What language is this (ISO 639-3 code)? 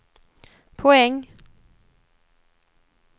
swe